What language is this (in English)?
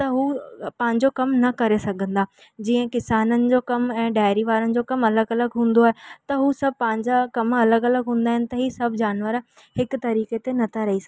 Sindhi